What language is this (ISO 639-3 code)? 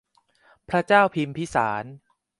tha